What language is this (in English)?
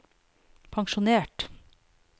Norwegian